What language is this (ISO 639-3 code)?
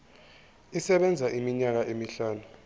zul